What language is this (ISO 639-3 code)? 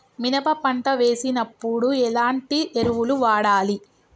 tel